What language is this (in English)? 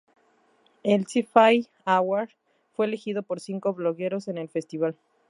Spanish